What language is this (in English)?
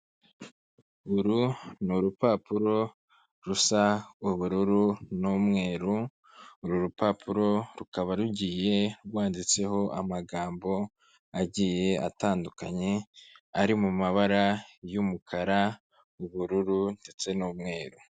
Kinyarwanda